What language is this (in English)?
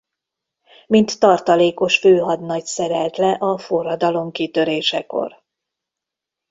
Hungarian